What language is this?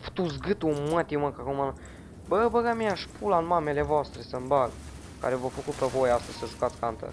Romanian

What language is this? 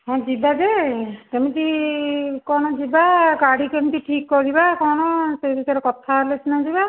Odia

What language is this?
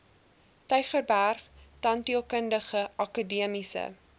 Afrikaans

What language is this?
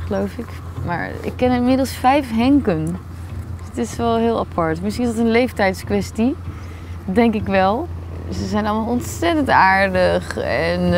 Dutch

